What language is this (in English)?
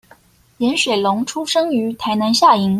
Chinese